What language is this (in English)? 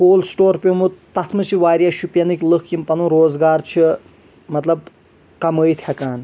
Kashmiri